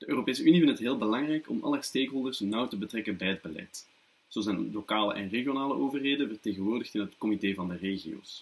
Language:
Dutch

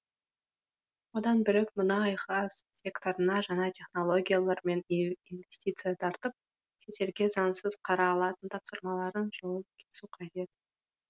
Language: Kazakh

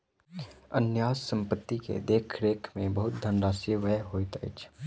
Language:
Maithili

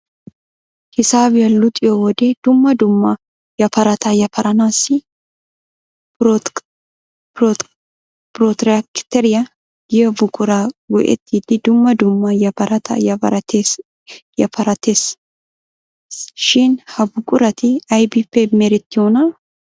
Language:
Wolaytta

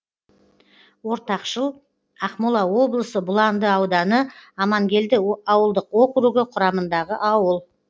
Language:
Kazakh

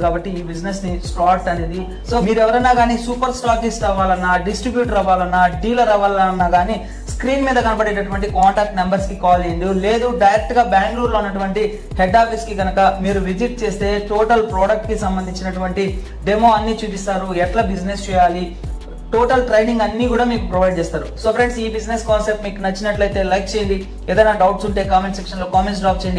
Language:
Telugu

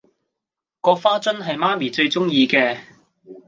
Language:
Cantonese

